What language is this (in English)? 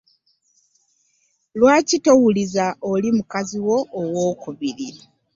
Ganda